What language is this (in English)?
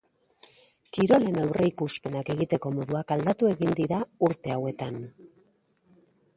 Basque